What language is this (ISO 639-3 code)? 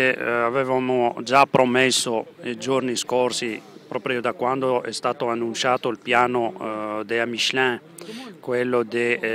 ita